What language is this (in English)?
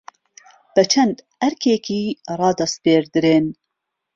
Central Kurdish